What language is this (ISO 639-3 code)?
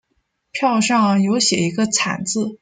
zho